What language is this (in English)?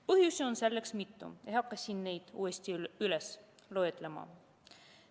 Estonian